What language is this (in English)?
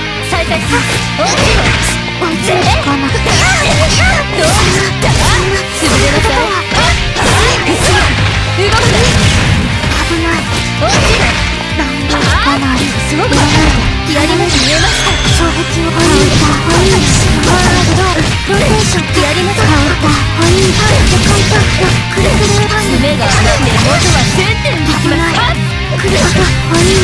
Japanese